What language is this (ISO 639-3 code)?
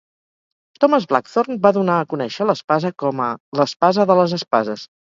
cat